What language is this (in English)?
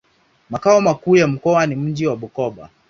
Swahili